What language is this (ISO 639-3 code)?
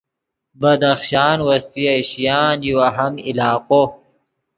ydg